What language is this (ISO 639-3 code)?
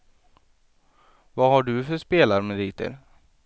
swe